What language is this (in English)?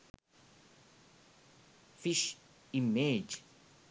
Sinhala